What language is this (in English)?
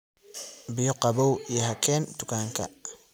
Somali